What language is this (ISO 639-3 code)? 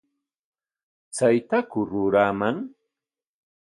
qwa